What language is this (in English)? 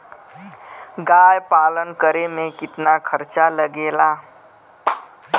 Bhojpuri